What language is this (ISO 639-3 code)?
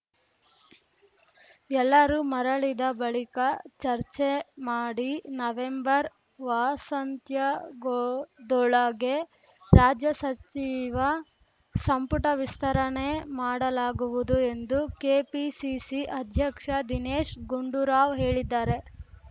kan